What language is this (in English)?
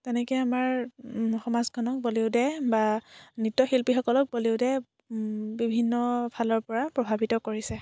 Assamese